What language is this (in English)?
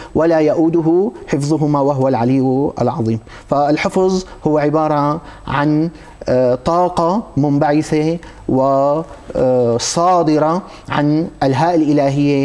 Arabic